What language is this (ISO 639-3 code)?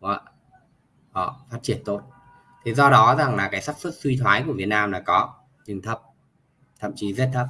vie